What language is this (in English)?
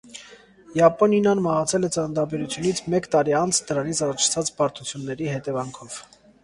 Armenian